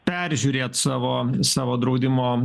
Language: Lithuanian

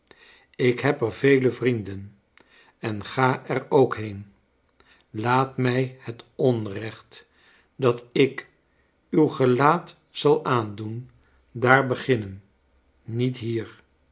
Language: Dutch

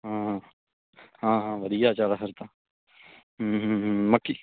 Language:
Punjabi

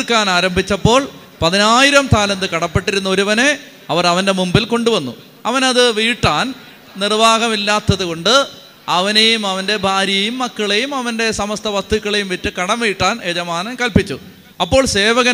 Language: Malayalam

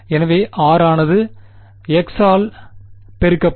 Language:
Tamil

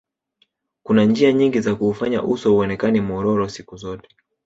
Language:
Swahili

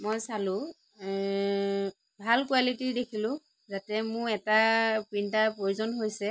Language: Assamese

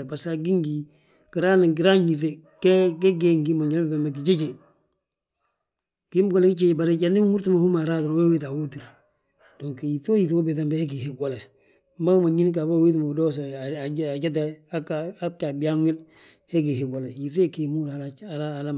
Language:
Balanta-Ganja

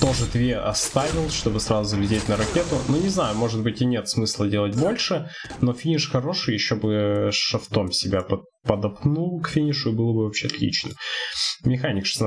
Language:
Russian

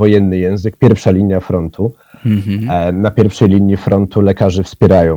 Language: Polish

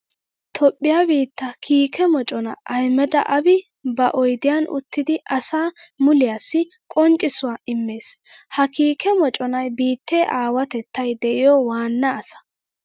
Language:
Wolaytta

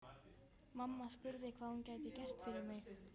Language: Icelandic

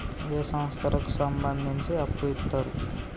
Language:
Telugu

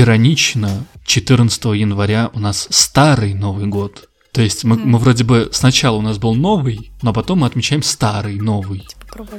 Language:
Russian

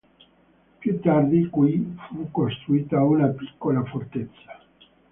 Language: Italian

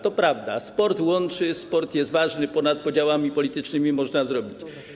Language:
Polish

